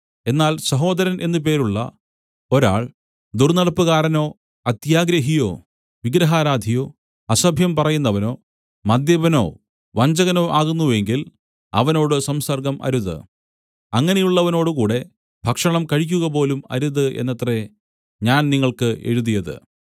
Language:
Malayalam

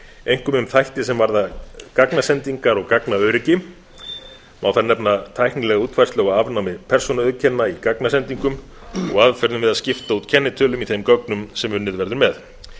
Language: Icelandic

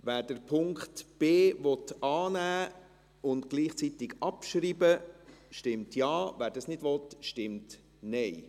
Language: Swiss German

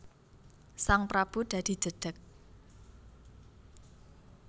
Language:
Javanese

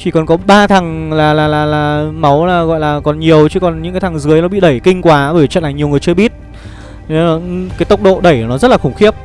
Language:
Vietnamese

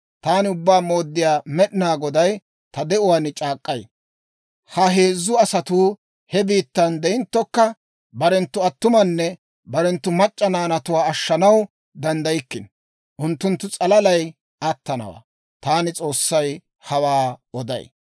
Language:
Dawro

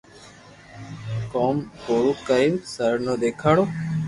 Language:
Loarki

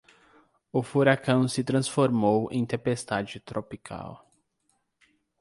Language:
Portuguese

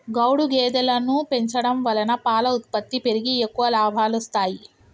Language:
Telugu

